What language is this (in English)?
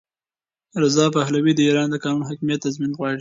Pashto